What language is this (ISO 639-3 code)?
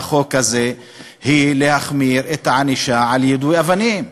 heb